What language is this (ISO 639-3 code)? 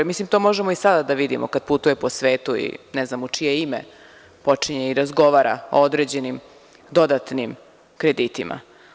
srp